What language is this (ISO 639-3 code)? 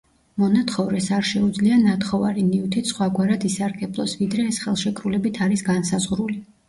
kat